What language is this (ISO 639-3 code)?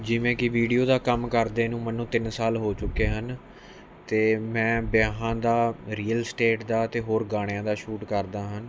pan